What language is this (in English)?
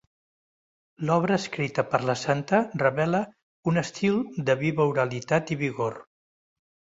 Catalan